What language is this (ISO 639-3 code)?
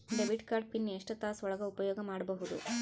kan